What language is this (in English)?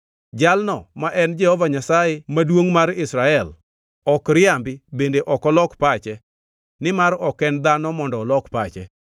Luo (Kenya and Tanzania)